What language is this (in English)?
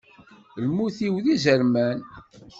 Kabyle